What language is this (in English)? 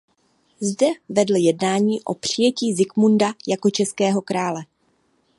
Czech